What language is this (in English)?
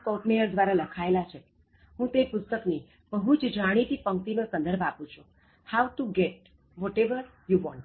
Gujarati